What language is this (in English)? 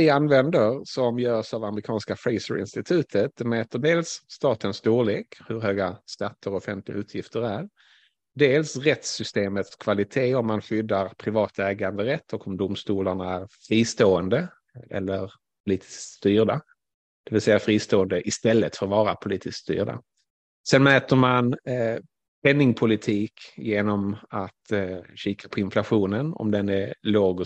Swedish